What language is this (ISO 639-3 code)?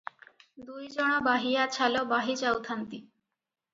ori